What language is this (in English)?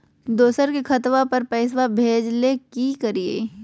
Magahi